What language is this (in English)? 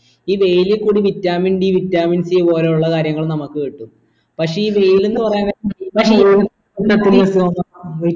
Malayalam